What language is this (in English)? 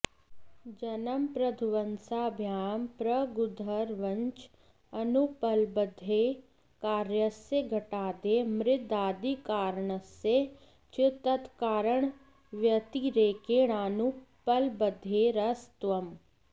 Sanskrit